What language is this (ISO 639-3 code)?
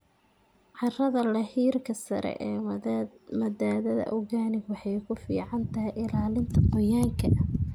som